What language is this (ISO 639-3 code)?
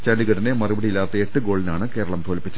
mal